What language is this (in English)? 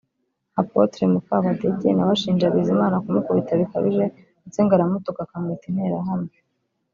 Kinyarwanda